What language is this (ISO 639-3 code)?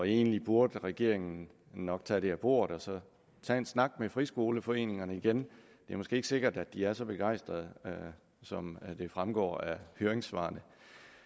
dan